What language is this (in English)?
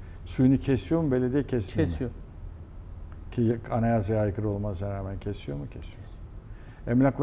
Turkish